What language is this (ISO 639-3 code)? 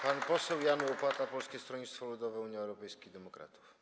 pol